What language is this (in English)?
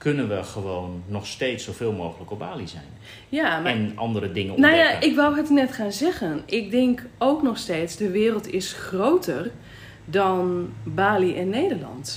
Dutch